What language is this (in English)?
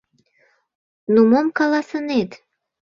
Mari